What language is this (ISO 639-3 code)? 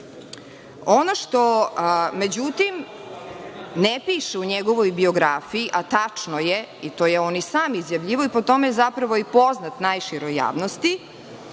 srp